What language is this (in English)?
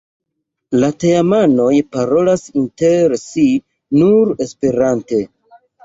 Esperanto